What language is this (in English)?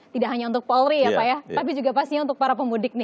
Indonesian